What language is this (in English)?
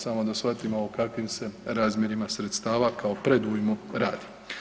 Croatian